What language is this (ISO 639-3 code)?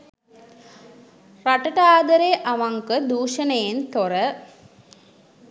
sin